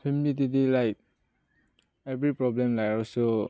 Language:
Manipuri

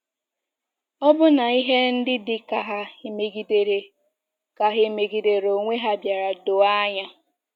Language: Igbo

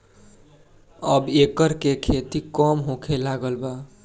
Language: Bhojpuri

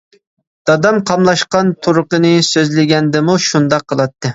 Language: Uyghur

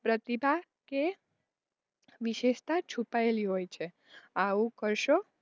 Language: Gujarati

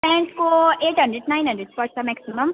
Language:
Nepali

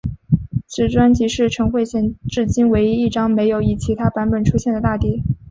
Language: Chinese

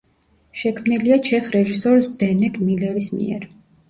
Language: Georgian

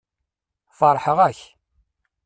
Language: Kabyle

